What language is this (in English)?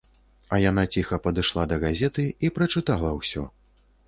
Belarusian